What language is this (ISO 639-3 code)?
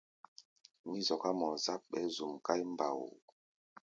gba